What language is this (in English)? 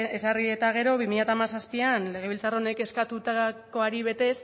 Basque